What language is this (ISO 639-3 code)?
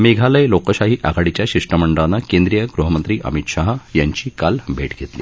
mar